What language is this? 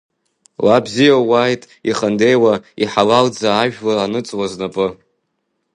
Abkhazian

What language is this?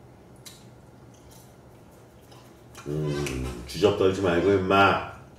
Korean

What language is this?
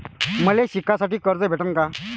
Marathi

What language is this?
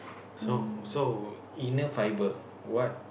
English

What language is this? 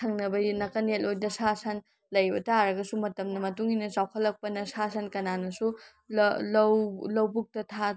Manipuri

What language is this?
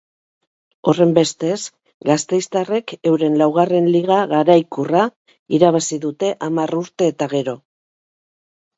Basque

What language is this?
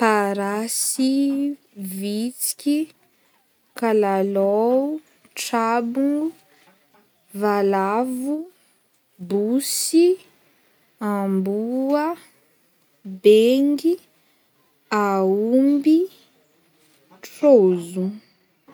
Northern Betsimisaraka Malagasy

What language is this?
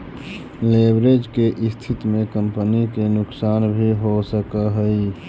Magahi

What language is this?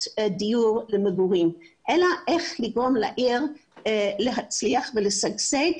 Hebrew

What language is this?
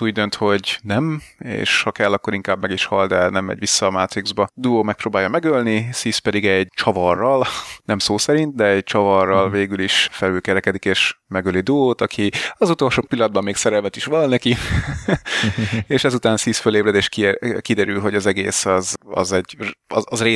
Hungarian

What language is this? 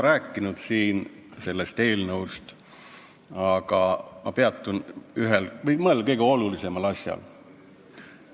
Estonian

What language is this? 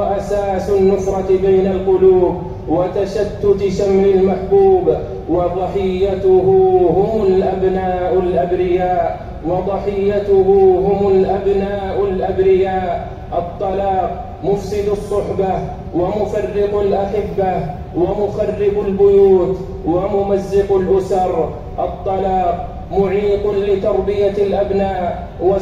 Arabic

